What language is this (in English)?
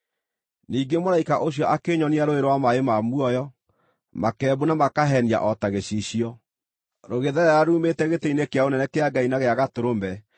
Kikuyu